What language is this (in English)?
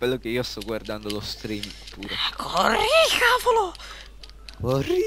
Italian